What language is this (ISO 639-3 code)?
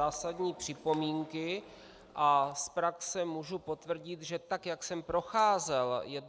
ces